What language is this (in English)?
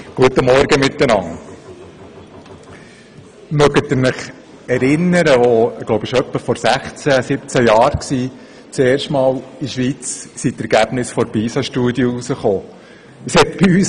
Swiss German